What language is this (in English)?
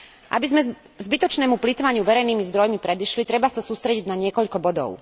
Slovak